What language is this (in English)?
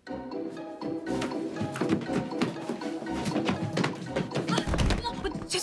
Korean